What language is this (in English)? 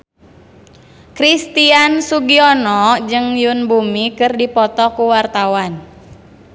Sundanese